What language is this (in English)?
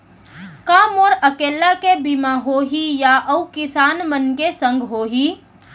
Chhattisgarhi